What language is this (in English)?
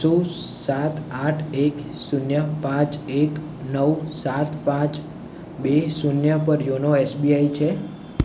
Gujarati